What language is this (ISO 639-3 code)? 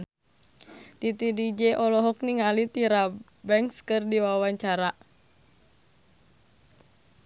sun